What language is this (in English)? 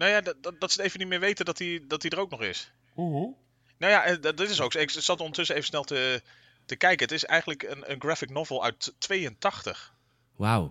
Dutch